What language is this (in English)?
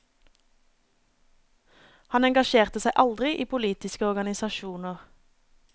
Norwegian